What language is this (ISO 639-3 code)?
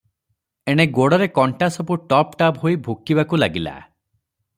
ori